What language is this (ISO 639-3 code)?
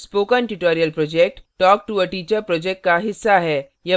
hin